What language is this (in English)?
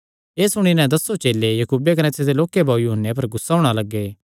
Kangri